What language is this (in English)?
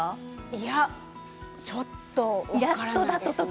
Japanese